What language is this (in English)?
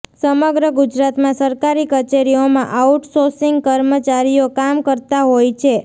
Gujarati